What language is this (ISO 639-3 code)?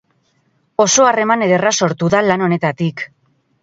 eus